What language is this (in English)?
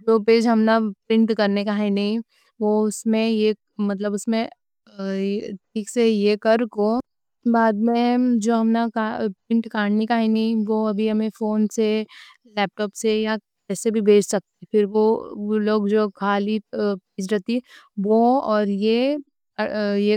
Deccan